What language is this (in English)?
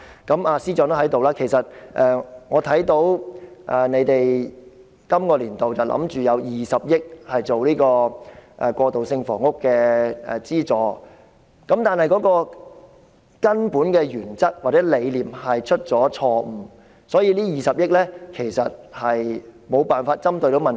Cantonese